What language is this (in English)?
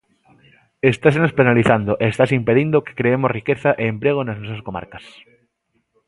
Galician